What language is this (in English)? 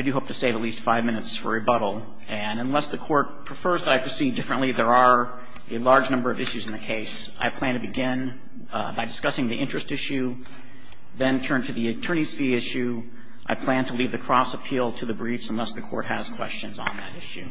English